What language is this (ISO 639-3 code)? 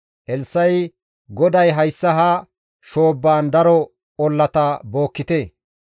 gmv